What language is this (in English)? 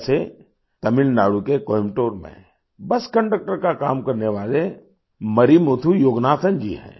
Hindi